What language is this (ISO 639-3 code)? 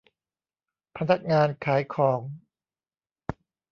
tha